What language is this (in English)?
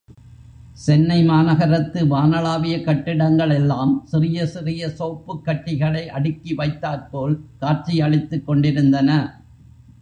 Tamil